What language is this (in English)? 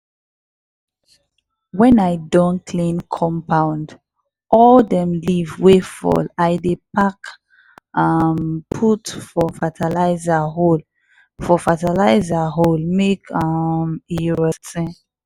Nigerian Pidgin